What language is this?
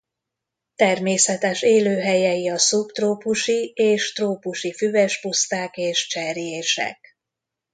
Hungarian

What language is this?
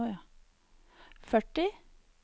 Norwegian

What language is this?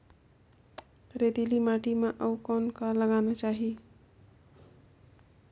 Chhattisgarhi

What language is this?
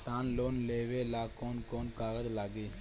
Bhojpuri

